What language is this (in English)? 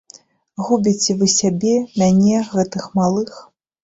Belarusian